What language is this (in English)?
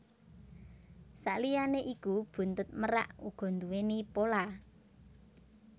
Javanese